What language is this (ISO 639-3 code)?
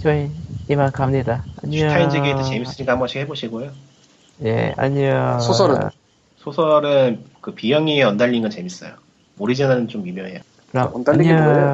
kor